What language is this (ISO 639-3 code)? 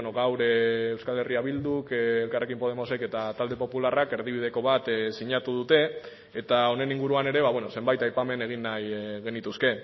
eus